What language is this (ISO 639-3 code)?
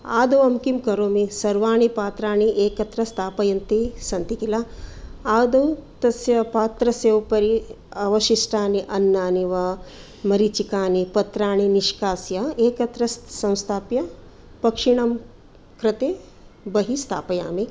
san